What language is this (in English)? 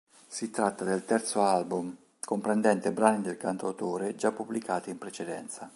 Italian